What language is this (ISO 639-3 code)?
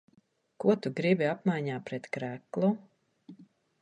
lav